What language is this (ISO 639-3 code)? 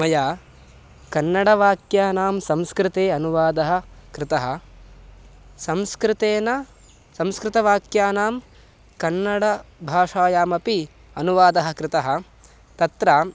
san